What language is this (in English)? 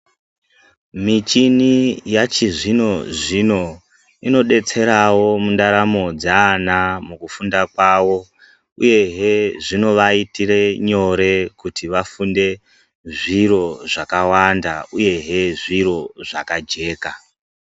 Ndau